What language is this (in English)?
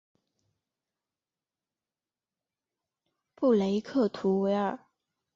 Chinese